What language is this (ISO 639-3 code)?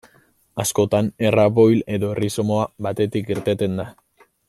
eus